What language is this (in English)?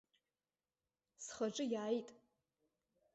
Abkhazian